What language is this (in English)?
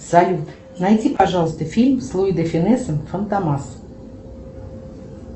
Russian